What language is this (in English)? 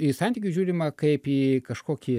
Lithuanian